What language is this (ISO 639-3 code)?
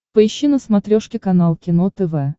rus